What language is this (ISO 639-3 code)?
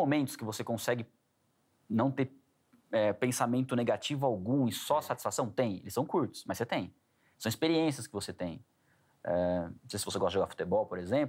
por